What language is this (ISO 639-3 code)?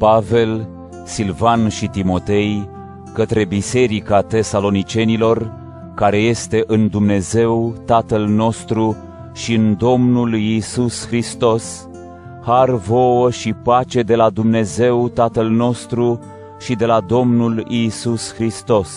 ron